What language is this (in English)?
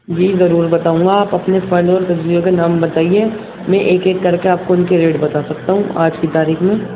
Urdu